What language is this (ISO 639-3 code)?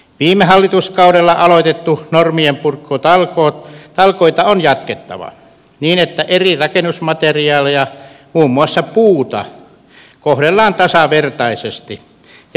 fin